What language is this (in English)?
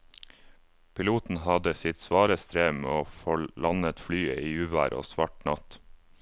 Norwegian